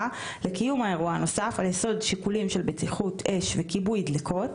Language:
Hebrew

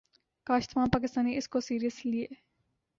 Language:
Urdu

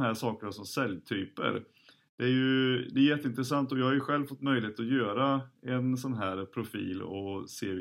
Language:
Swedish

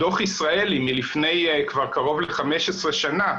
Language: Hebrew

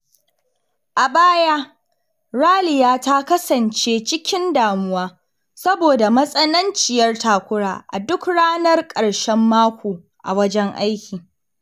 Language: Hausa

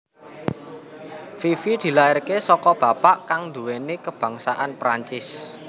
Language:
Javanese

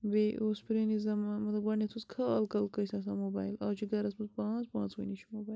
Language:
Kashmiri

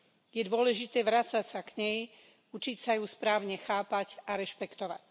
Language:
Slovak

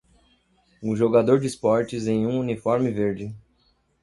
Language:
Portuguese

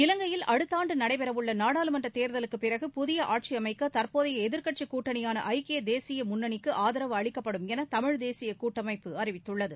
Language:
Tamil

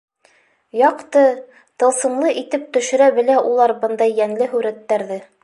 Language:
Bashkir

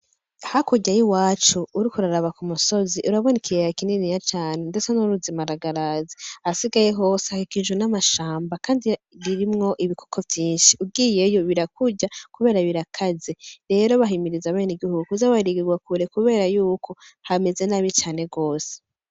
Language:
Rundi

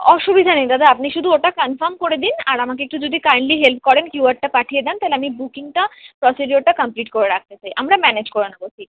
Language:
Bangla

